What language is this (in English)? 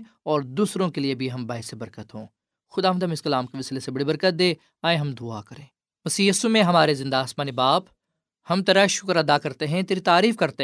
Urdu